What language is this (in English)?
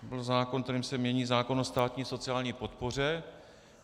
Czech